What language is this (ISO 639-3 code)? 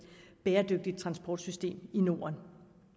dan